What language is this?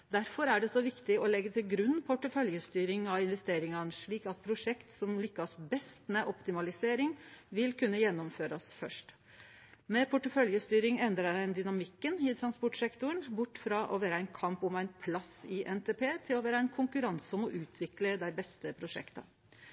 Norwegian Nynorsk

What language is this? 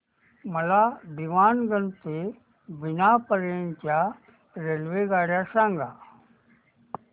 Marathi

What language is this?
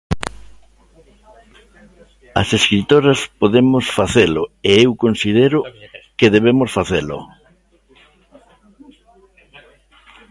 Galician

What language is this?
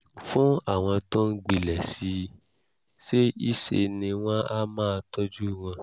Yoruba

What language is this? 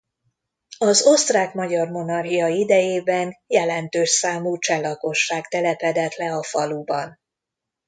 Hungarian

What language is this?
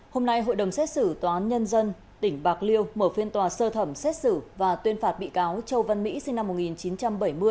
Vietnamese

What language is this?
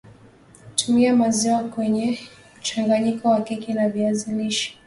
Swahili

